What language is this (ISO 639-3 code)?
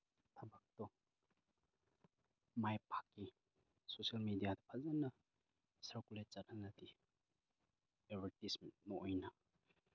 mni